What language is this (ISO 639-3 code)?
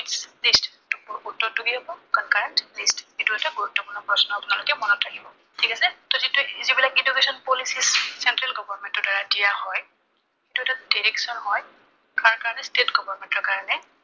asm